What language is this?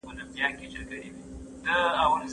Pashto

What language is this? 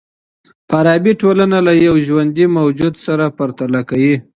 Pashto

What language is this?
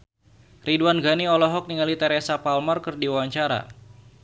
Sundanese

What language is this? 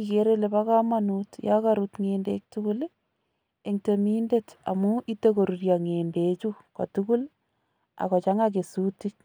Kalenjin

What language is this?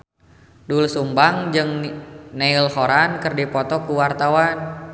Sundanese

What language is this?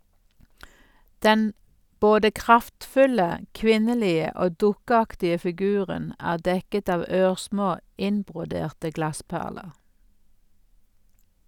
Norwegian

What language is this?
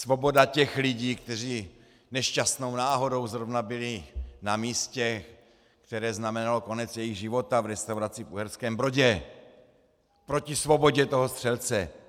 Czech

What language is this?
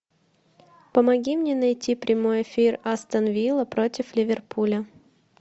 Russian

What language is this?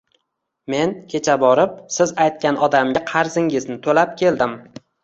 Uzbek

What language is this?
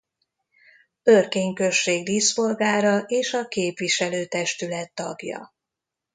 Hungarian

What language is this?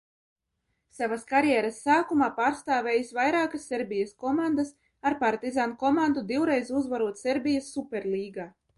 Latvian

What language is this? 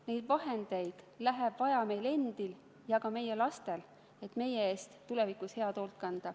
Estonian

